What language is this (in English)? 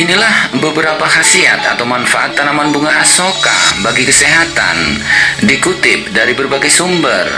Indonesian